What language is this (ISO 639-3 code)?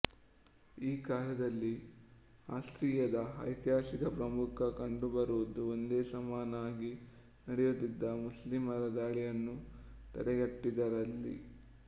kan